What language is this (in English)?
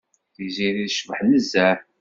Kabyle